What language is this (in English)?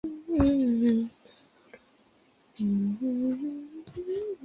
Chinese